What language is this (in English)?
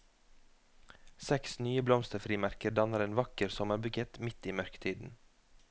Norwegian